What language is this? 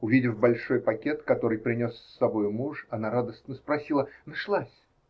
Russian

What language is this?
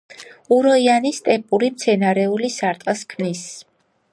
Georgian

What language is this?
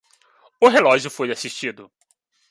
Portuguese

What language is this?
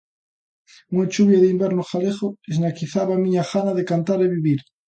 Galician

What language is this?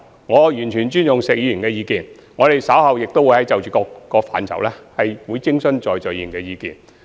Cantonese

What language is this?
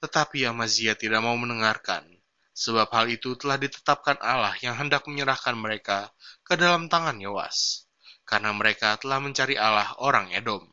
Indonesian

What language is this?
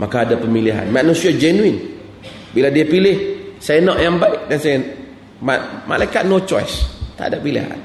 Malay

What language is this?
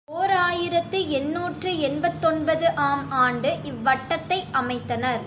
Tamil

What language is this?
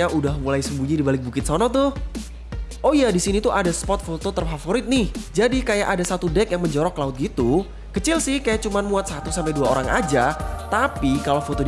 Indonesian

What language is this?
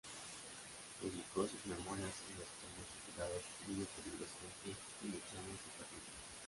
Spanish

